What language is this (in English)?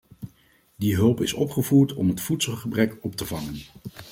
Dutch